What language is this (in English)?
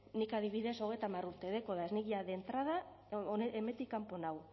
Basque